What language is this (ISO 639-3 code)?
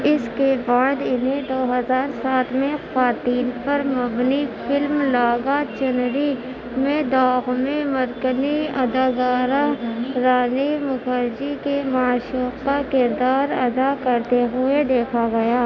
urd